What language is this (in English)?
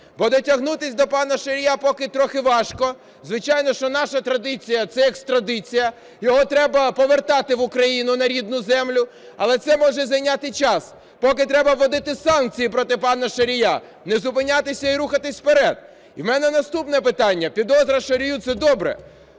Ukrainian